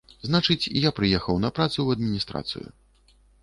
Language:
Belarusian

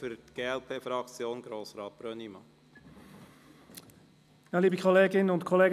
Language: Swiss German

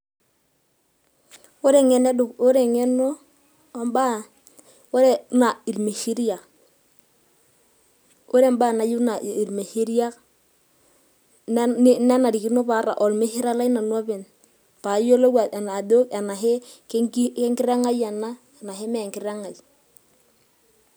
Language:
Masai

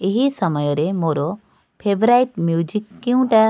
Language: Odia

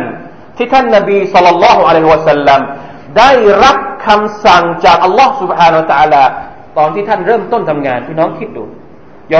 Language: Thai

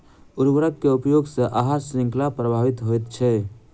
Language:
Maithili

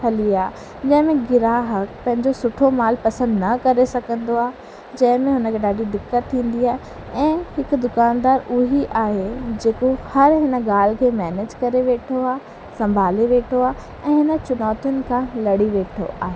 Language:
Sindhi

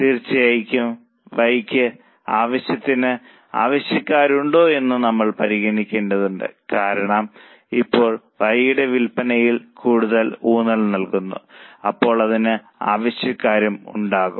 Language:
Malayalam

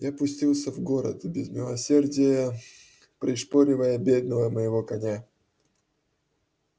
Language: Russian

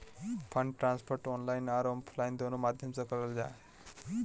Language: Magahi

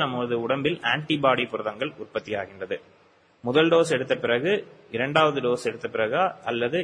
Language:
Tamil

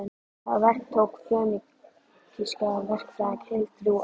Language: Icelandic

